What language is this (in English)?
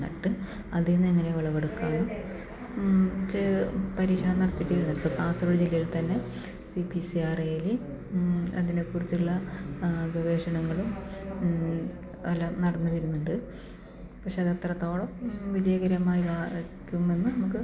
Malayalam